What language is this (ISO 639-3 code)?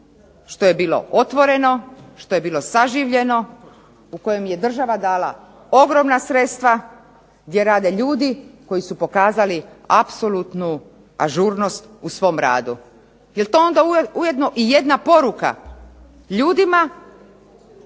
hrv